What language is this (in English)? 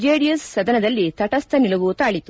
Kannada